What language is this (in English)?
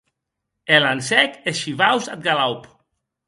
Occitan